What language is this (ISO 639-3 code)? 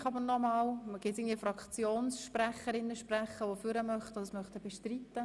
gsw